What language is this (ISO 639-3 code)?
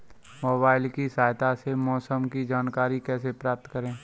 hin